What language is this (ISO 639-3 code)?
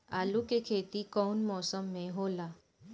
bho